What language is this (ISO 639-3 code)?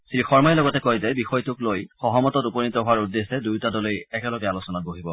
asm